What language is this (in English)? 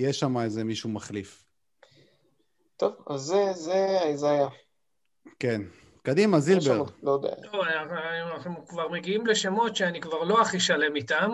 Hebrew